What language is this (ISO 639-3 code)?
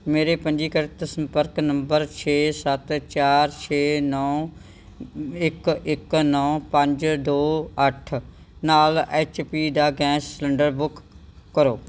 pan